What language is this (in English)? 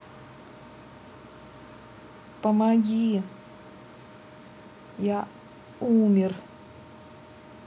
Russian